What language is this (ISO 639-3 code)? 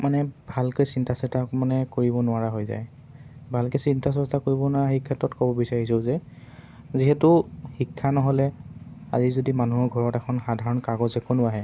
asm